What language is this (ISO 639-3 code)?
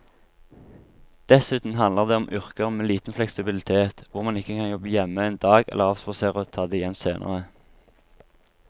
nor